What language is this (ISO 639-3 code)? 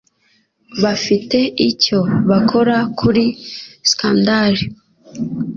kin